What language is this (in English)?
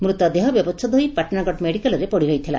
Odia